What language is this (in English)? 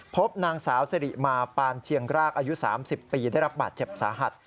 Thai